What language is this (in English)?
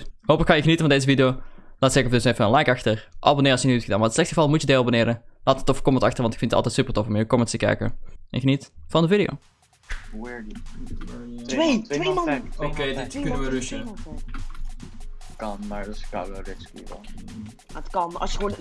Dutch